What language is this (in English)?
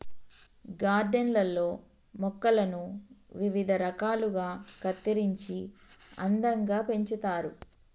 Telugu